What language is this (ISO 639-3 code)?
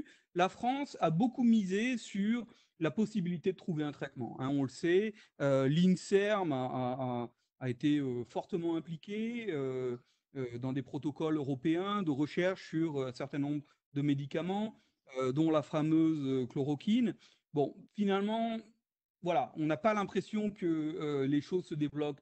fra